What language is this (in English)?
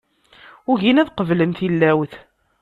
Kabyle